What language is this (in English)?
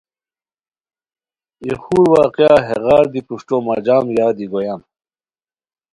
Khowar